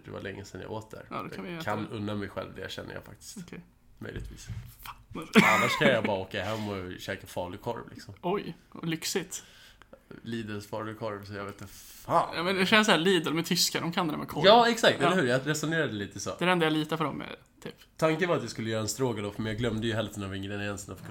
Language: Swedish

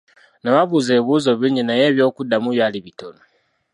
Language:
Ganda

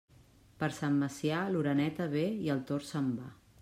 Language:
Catalan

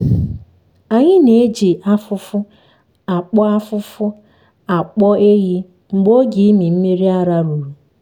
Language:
Igbo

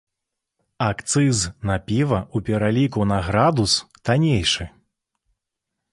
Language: Belarusian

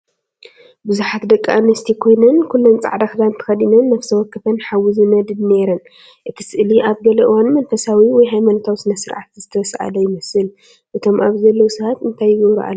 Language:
Tigrinya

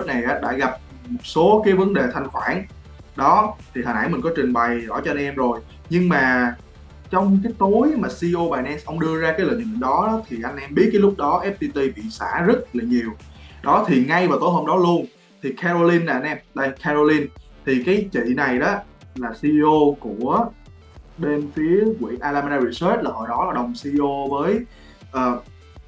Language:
Vietnamese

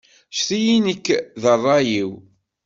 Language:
Kabyle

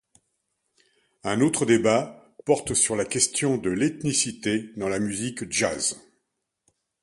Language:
French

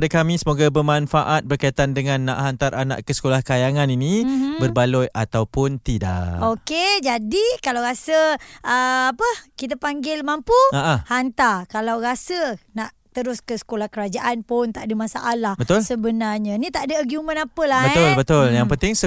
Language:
Malay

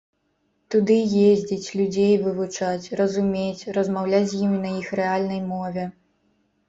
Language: Belarusian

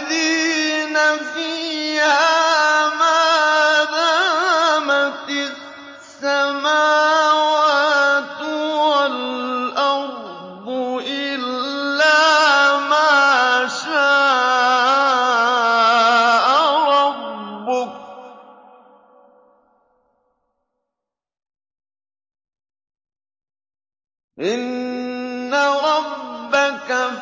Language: Arabic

